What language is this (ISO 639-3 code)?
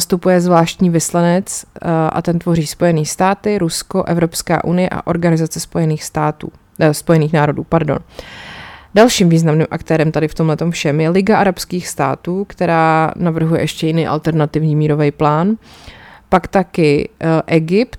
ces